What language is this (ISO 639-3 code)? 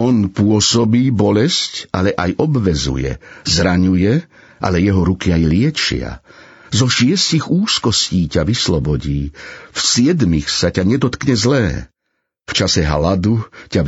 slk